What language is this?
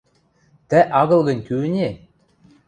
Western Mari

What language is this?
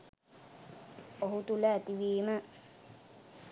Sinhala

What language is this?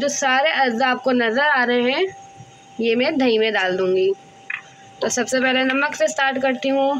Hindi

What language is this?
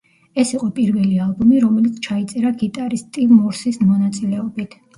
Georgian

